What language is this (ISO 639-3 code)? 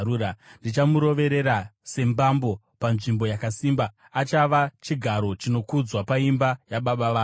sna